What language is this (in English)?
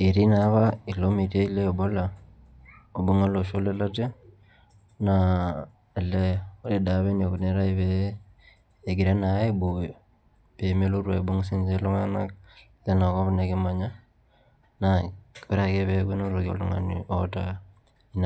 Masai